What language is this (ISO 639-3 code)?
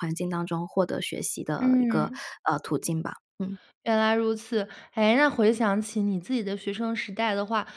zho